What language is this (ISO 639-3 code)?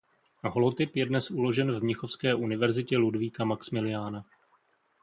ces